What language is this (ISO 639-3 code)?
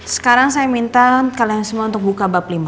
ind